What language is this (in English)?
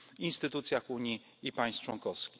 Polish